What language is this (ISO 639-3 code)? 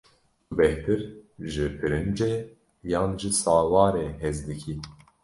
kur